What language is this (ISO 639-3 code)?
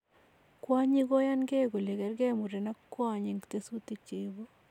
kln